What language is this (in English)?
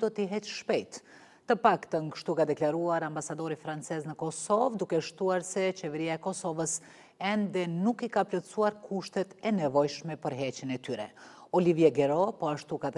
Romanian